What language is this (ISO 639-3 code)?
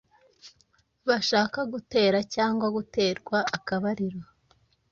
kin